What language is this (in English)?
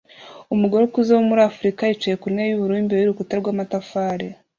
Kinyarwanda